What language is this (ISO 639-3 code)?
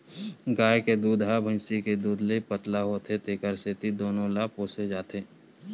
hne